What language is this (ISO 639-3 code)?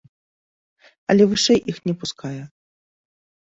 bel